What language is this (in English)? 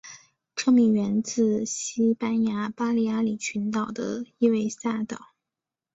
Chinese